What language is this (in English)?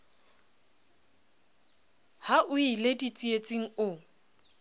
Southern Sotho